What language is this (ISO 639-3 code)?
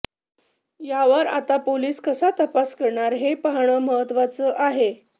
mar